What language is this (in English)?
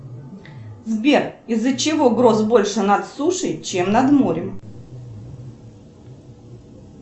Russian